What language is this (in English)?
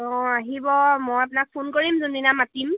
Assamese